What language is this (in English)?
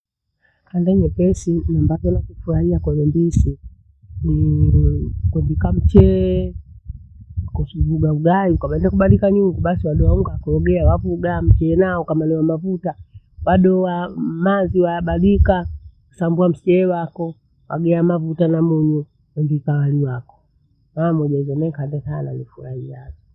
Bondei